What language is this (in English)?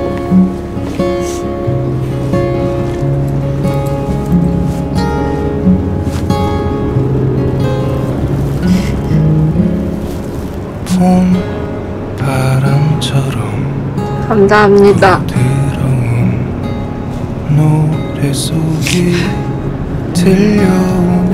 Korean